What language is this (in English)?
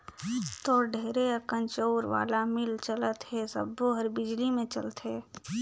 Chhattisgarhi